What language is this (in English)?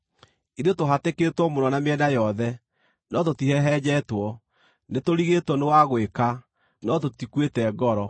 Kikuyu